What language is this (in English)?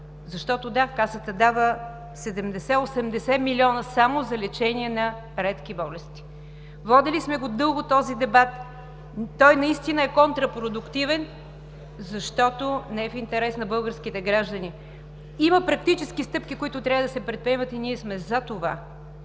Bulgarian